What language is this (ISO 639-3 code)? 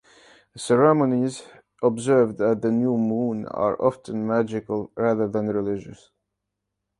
eng